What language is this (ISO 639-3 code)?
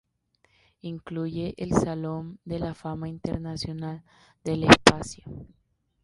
spa